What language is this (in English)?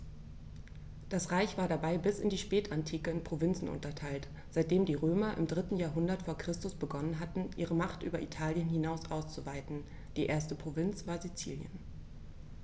German